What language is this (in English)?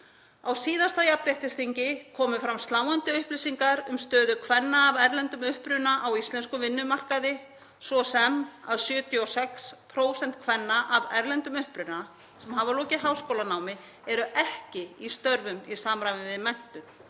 Icelandic